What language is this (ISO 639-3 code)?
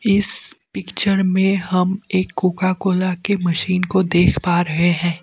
hin